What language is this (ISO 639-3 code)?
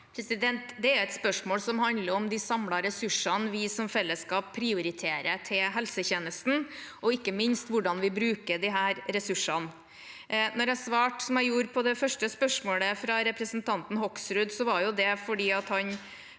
nor